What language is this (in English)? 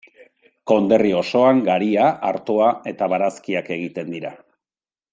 Basque